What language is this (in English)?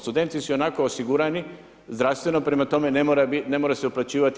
Croatian